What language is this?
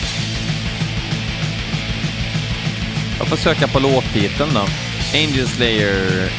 Swedish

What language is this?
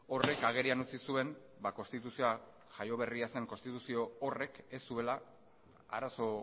Basque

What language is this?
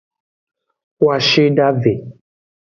Aja (Benin)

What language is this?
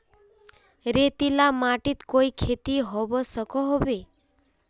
Magahi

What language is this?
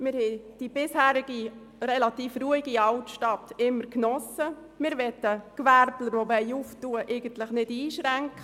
Swiss German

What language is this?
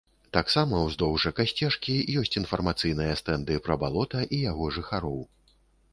Belarusian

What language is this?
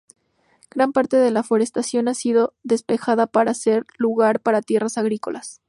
Spanish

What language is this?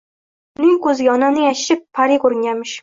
Uzbek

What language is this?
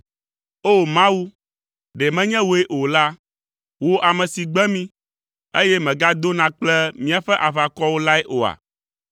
Ewe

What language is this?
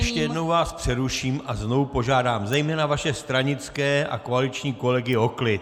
Czech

